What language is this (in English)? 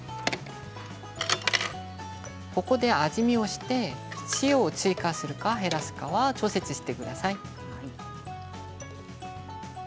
Japanese